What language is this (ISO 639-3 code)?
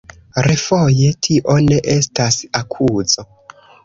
epo